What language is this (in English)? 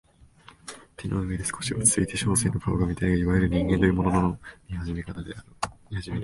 Japanese